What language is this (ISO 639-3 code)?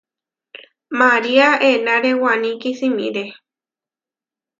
var